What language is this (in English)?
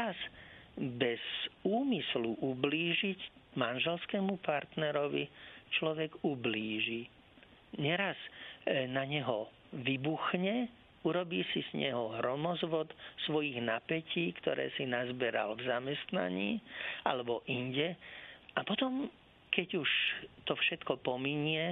Slovak